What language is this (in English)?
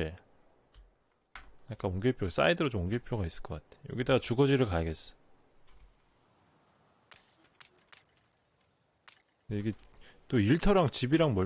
Korean